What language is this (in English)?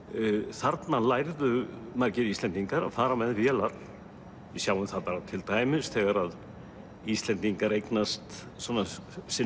Icelandic